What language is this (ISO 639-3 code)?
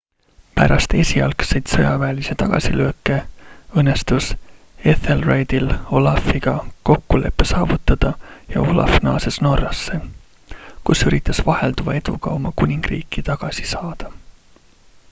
est